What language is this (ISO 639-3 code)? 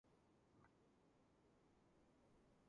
kat